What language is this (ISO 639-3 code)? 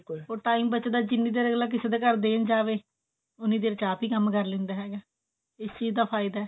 pan